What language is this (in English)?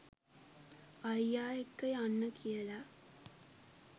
Sinhala